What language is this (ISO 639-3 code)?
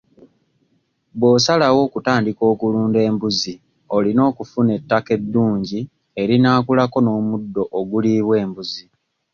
lug